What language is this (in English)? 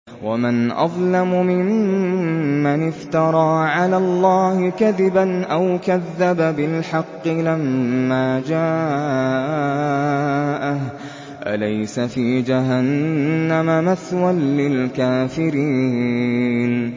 Arabic